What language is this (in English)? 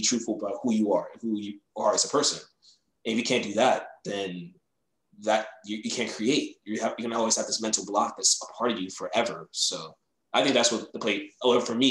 English